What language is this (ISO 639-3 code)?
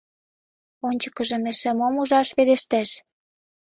chm